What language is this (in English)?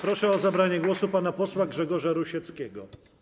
Polish